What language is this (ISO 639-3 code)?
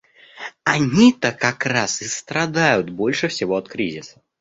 rus